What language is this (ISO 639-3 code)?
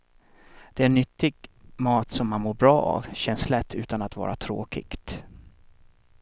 swe